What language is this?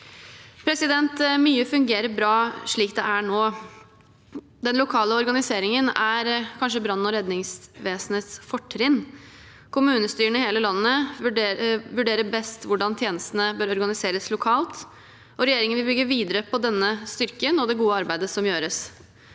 Norwegian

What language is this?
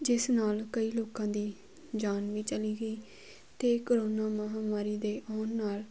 Punjabi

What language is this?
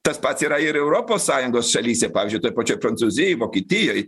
Lithuanian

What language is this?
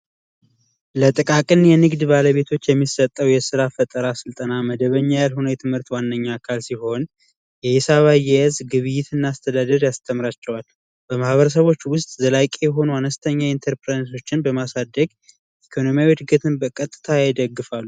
Amharic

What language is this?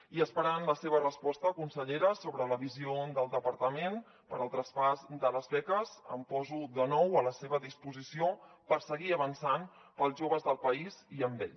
Catalan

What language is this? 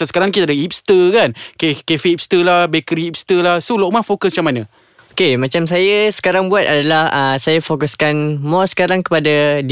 Malay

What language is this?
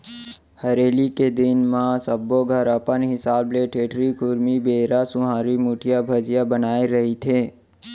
Chhattisgarhi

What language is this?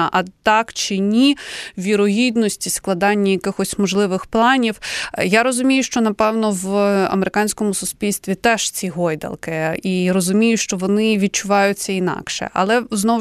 Ukrainian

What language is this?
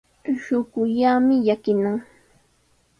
Sihuas Ancash Quechua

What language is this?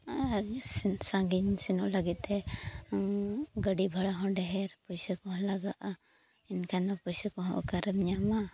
Santali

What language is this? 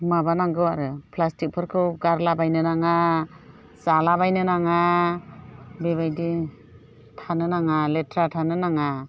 Bodo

